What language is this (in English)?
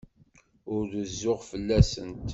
Kabyle